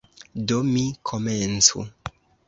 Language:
Esperanto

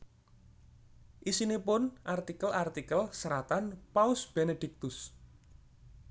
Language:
Javanese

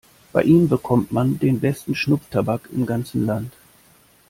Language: German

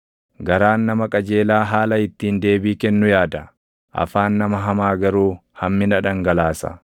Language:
Oromo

